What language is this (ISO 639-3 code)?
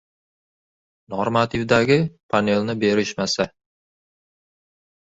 uzb